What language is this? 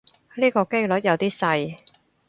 Cantonese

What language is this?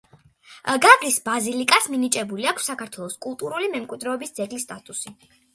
Georgian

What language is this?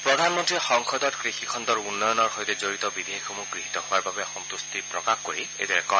Assamese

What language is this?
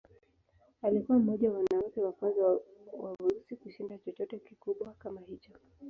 Swahili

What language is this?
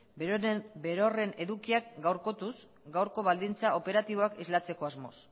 Basque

